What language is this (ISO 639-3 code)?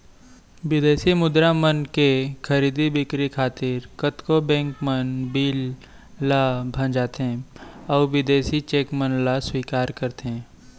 hne